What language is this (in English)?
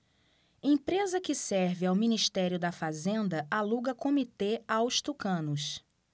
Portuguese